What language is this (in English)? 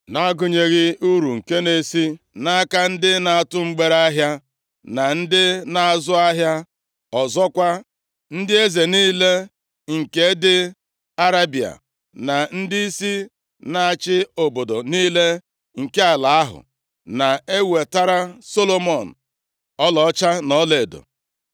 Igbo